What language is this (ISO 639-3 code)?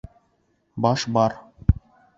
bak